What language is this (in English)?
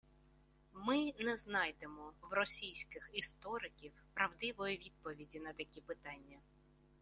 Ukrainian